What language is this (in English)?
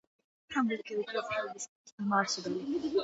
Georgian